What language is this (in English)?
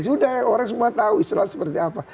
Indonesian